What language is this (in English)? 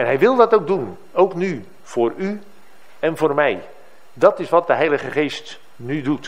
Dutch